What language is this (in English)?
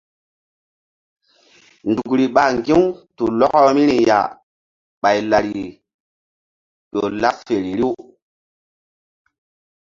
Mbum